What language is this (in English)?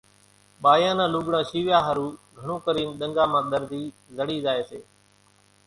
Kachi Koli